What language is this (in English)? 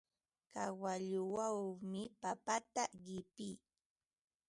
Ambo-Pasco Quechua